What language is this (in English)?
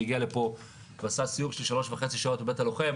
Hebrew